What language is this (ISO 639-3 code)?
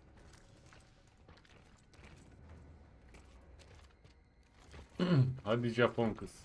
tur